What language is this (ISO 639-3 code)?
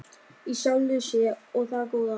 isl